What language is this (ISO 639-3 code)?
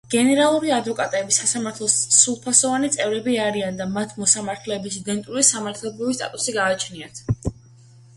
kat